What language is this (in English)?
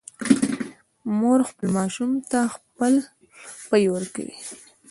Pashto